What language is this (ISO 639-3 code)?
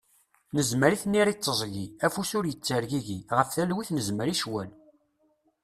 kab